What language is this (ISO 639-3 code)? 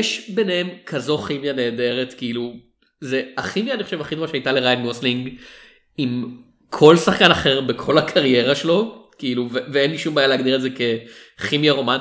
heb